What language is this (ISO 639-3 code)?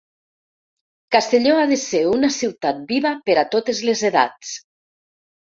cat